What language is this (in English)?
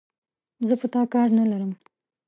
Pashto